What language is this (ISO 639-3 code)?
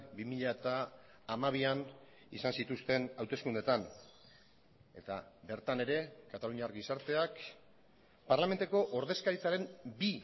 eus